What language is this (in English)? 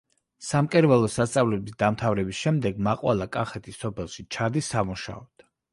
Georgian